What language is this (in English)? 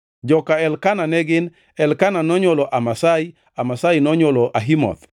Luo (Kenya and Tanzania)